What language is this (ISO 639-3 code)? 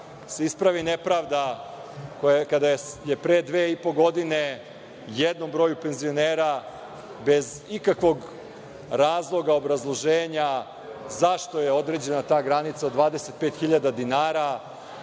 srp